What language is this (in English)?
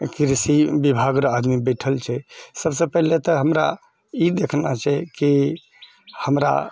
Maithili